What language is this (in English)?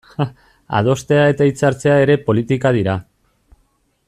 Basque